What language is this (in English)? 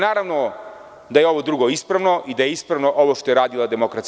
Serbian